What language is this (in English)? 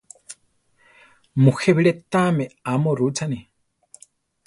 Central Tarahumara